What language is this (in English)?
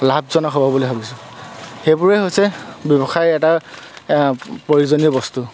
Assamese